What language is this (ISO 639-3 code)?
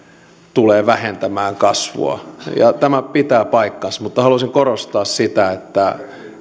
fin